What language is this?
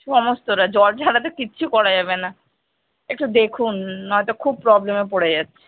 Bangla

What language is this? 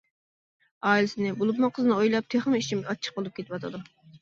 Uyghur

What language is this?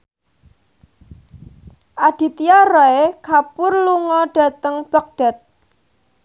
Javanese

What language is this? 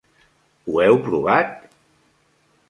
Catalan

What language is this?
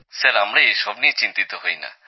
Bangla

